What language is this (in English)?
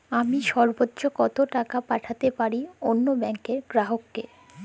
Bangla